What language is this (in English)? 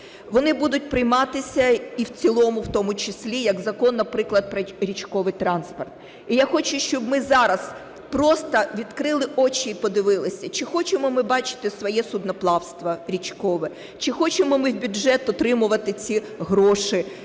Ukrainian